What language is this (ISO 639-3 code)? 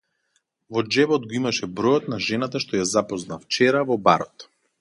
mkd